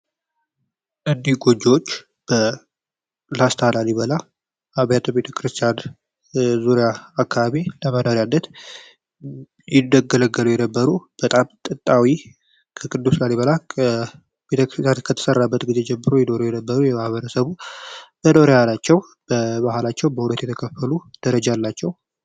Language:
Amharic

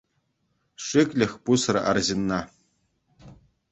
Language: Chuvash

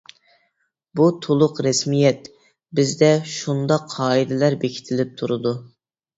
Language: Uyghur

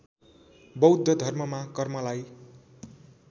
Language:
Nepali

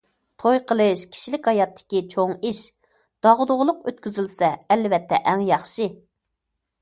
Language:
Uyghur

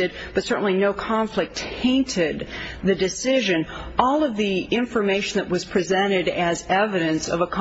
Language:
English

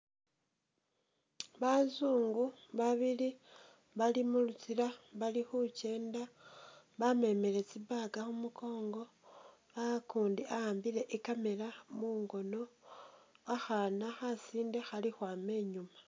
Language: Masaaba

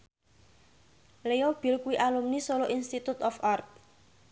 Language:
Javanese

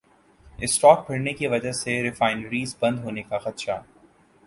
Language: Urdu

